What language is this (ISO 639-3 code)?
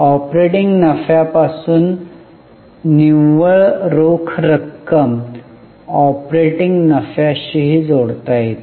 mar